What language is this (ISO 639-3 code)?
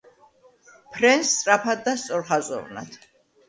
kat